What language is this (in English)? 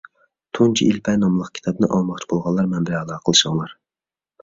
Uyghur